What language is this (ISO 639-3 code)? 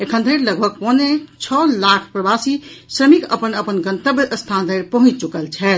mai